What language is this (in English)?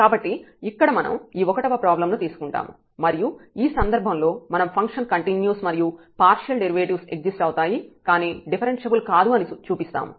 Telugu